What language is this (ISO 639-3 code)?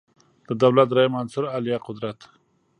pus